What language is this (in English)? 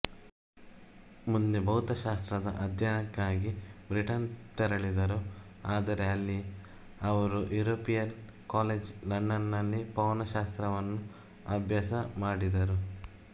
Kannada